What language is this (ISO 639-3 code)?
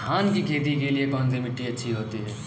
hin